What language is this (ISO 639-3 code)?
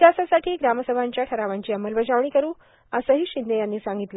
mar